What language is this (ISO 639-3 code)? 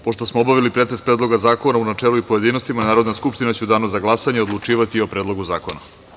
srp